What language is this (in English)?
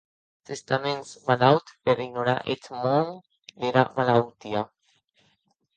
Occitan